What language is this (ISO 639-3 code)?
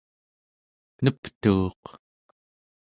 esu